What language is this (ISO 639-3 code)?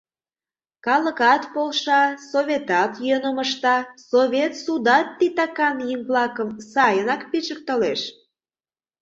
chm